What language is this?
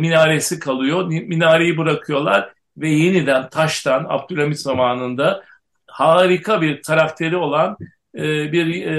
Turkish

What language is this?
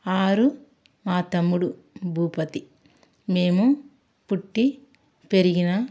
Telugu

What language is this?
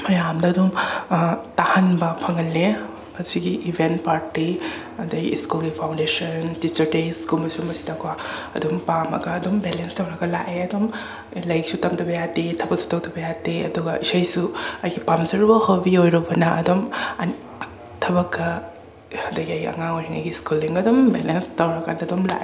Manipuri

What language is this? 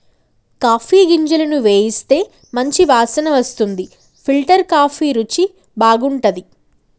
Telugu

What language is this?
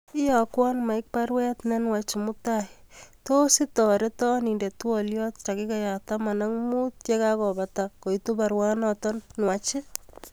Kalenjin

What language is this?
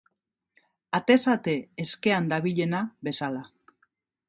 Basque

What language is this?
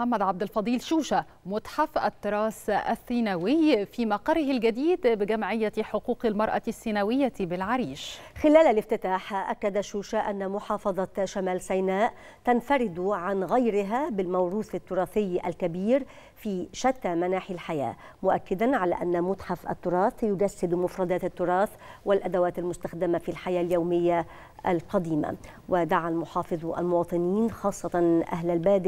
Arabic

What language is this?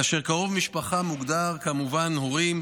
Hebrew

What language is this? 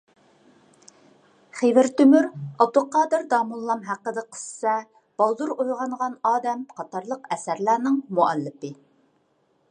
Uyghur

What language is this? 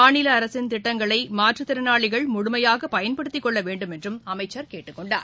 Tamil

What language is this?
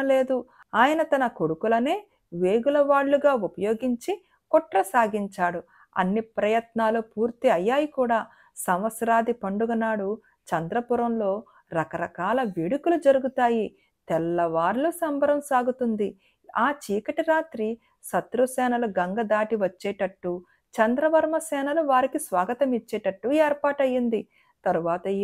Telugu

